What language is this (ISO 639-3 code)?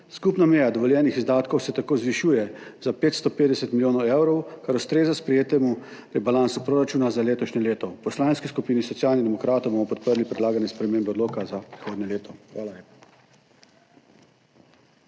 slv